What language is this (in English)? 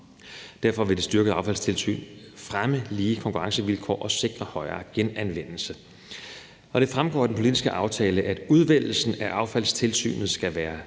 Danish